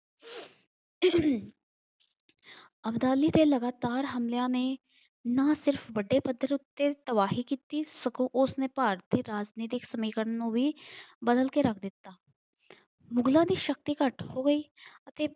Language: Punjabi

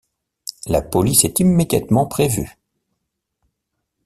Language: French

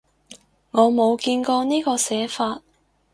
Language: Cantonese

